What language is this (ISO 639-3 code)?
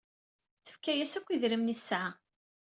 kab